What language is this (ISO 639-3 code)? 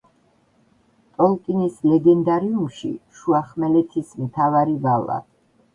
kat